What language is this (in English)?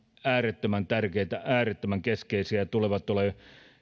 Finnish